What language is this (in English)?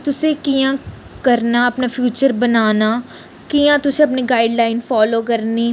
Dogri